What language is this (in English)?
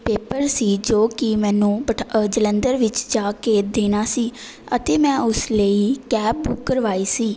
Punjabi